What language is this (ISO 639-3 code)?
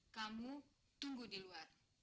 ind